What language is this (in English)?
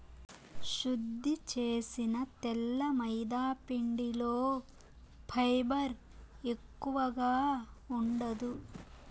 Telugu